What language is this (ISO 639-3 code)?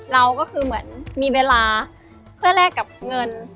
tha